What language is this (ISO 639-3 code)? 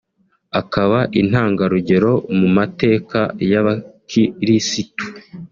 kin